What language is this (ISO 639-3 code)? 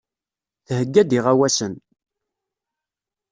kab